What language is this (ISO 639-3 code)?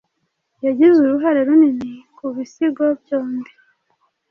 kin